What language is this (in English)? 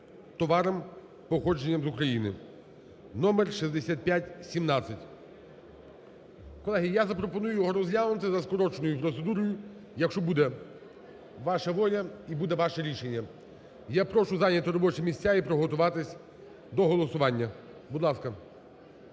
Ukrainian